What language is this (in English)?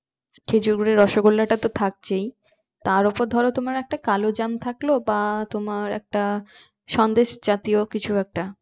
Bangla